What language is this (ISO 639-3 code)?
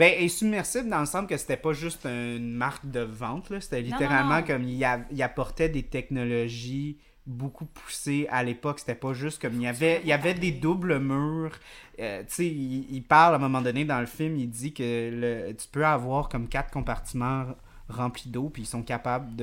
fra